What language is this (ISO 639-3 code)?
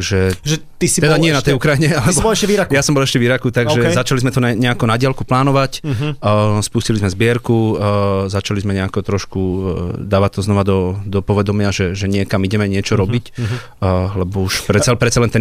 slk